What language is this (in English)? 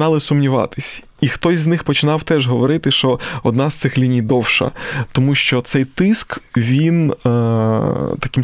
Ukrainian